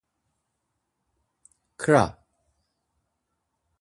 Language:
Laz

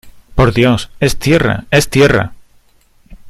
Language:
Spanish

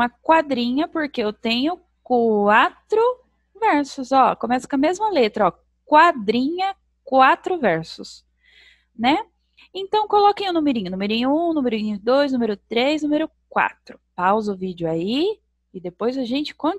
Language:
Portuguese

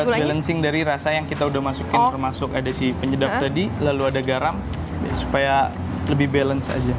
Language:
Indonesian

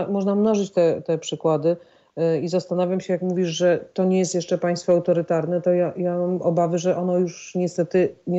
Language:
Polish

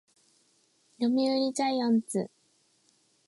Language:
Japanese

